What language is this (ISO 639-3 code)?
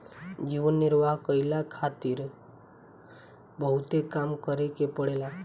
bho